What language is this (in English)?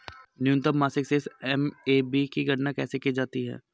Hindi